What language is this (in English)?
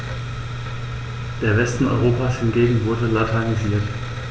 German